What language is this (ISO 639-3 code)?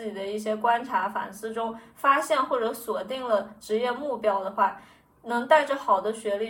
zho